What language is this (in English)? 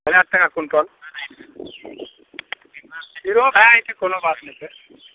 Maithili